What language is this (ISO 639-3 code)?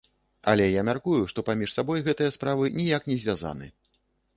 bel